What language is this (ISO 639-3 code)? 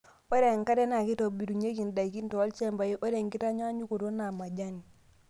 mas